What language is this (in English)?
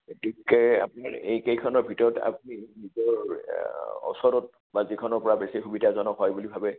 Assamese